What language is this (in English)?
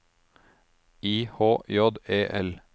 Norwegian